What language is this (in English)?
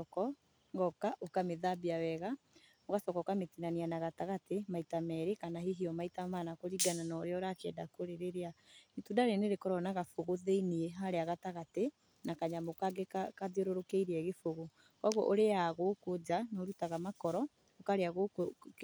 Kikuyu